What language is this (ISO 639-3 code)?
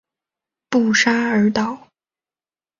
zho